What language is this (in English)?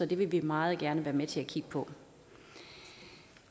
Danish